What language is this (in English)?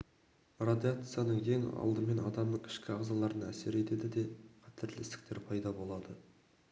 Kazakh